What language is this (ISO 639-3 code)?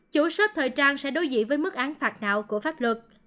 vie